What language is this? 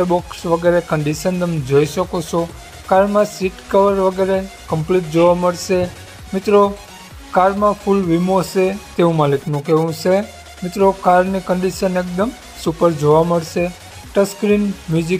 Hindi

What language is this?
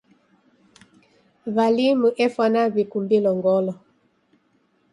Taita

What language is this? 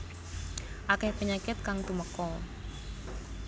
Javanese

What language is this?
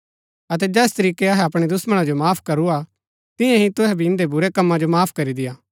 Gaddi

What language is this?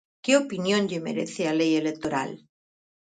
Galician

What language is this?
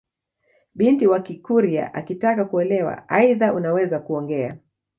Swahili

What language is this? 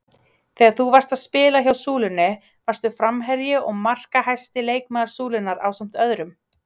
Icelandic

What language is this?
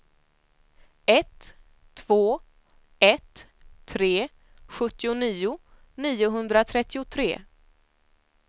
Swedish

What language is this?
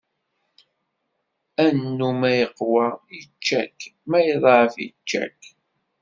Kabyle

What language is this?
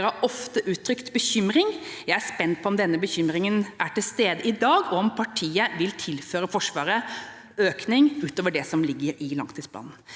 Norwegian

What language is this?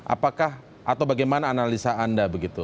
Indonesian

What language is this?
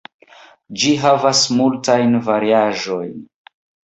Esperanto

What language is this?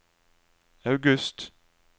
Norwegian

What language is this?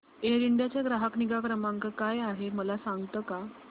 Marathi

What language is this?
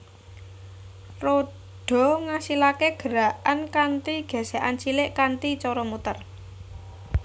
Javanese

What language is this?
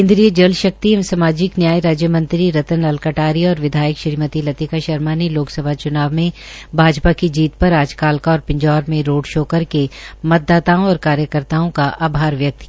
Hindi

